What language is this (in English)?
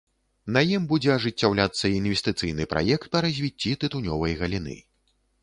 Belarusian